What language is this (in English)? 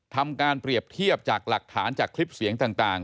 Thai